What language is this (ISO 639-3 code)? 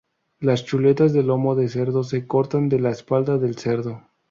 spa